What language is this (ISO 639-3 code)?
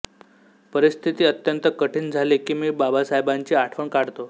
mar